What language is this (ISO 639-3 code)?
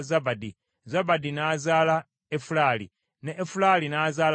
lug